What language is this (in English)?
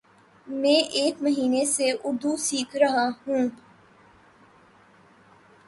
Urdu